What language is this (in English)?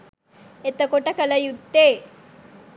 Sinhala